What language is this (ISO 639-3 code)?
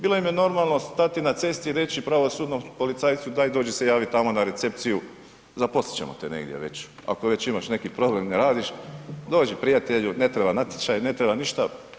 hrv